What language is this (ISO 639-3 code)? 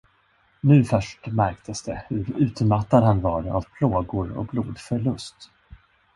swe